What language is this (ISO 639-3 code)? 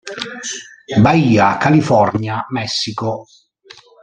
ita